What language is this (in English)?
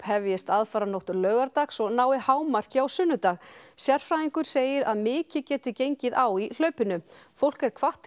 Icelandic